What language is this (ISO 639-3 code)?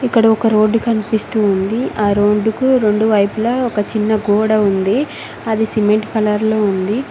tel